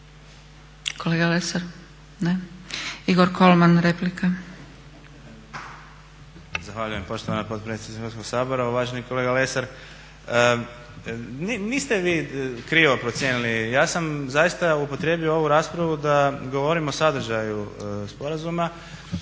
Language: Croatian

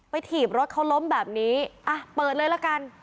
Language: Thai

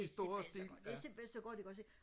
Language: Danish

